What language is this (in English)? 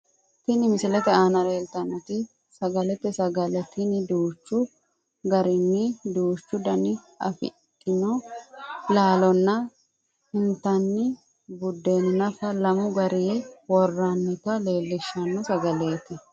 Sidamo